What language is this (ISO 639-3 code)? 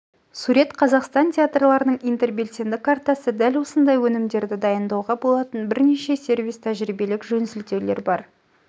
kaz